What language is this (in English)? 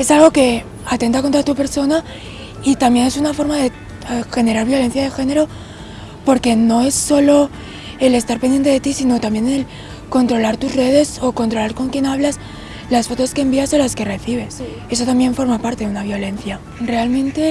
Spanish